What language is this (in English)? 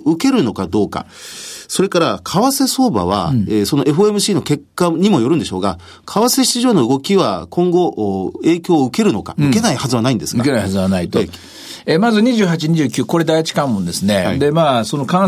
Japanese